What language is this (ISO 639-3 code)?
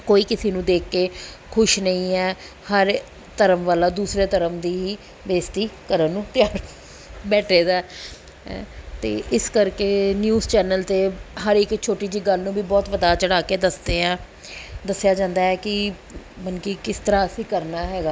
pan